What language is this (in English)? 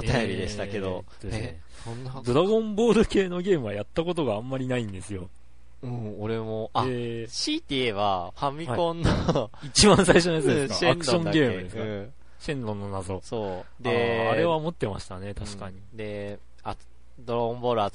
Japanese